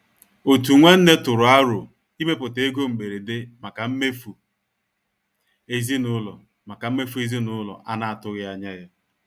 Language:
Igbo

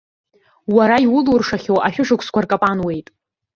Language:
Abkhazian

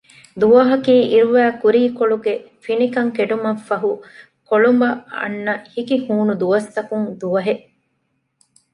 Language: Divehi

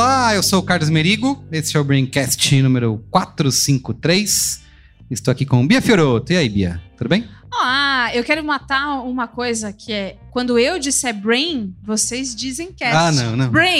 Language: Portuguese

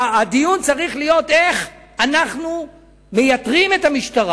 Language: Hebrew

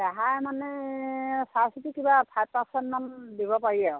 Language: Assamese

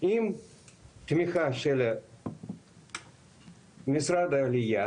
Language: Hebrew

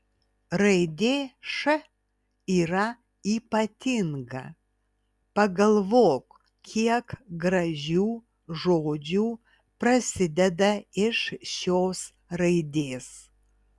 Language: Lithuanian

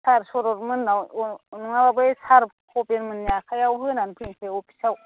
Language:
Bodo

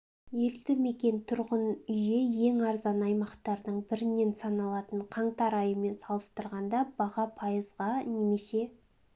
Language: Kazakh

